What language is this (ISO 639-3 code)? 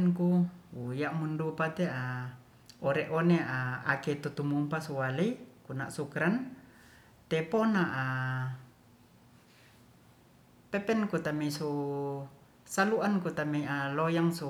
rth